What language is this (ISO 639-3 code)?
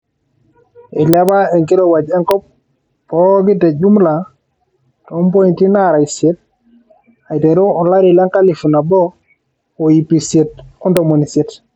mas